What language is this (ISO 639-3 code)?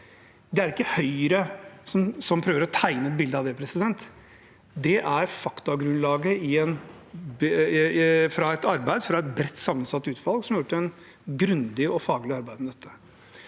nor